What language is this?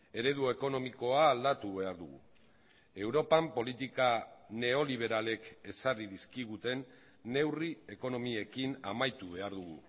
Basque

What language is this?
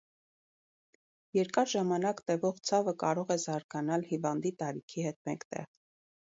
Armenian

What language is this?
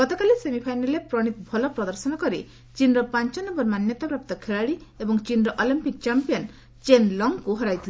Odia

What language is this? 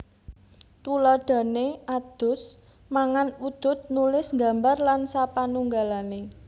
Javanese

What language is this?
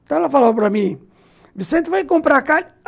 Portuguese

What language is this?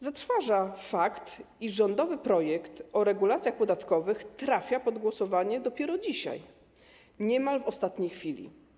Polish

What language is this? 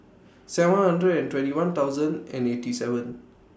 English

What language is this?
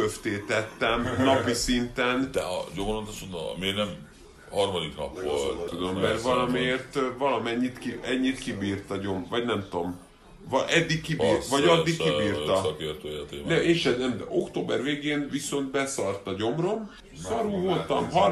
Hungarian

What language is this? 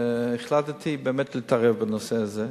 Hebrew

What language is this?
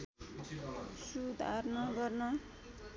Nepali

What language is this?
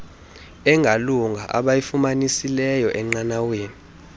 Xhosa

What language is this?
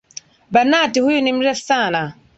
Swahili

